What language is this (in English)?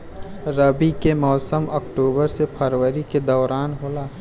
Bhojpuri